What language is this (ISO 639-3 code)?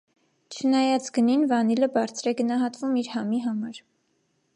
hye